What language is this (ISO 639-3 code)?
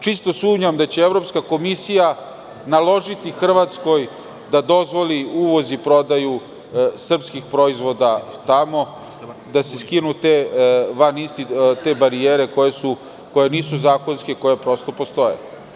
srp